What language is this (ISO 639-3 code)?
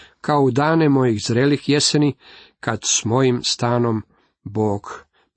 hrv